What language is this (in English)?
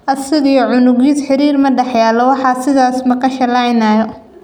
Somali